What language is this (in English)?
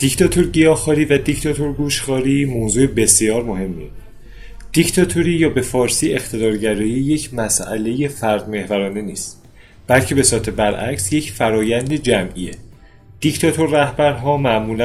Persian